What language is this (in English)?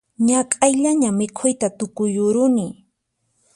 Puno Quechua